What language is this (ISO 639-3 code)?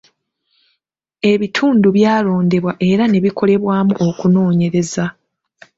lug